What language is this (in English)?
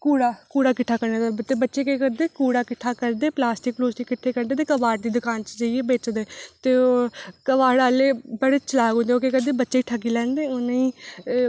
Dogri